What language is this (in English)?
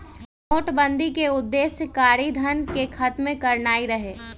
Magahi